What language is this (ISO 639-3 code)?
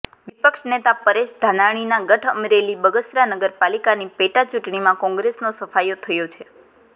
guj